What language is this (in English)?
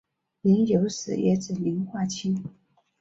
Chinese